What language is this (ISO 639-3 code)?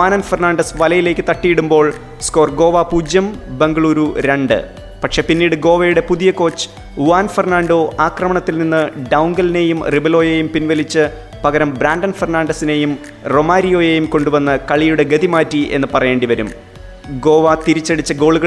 mal